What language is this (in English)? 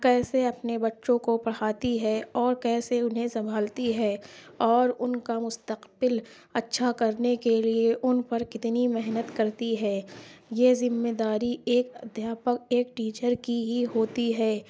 Urdu